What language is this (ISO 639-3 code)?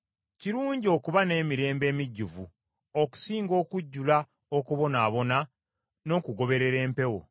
lug